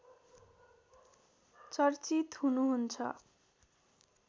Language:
Nepali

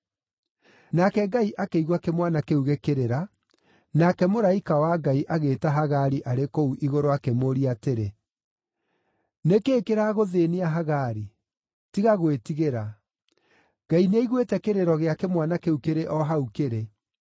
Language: Kikuyu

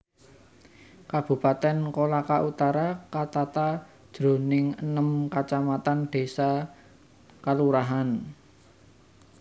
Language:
Javanese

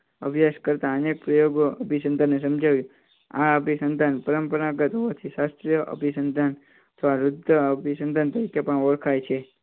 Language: Gujarati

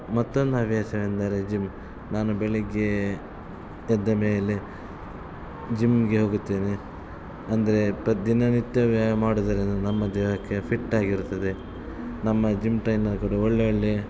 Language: Kannada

